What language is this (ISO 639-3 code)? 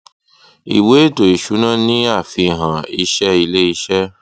yor